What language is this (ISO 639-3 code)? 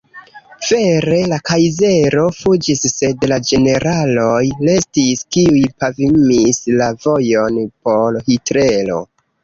epo